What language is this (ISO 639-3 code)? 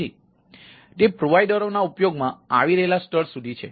guj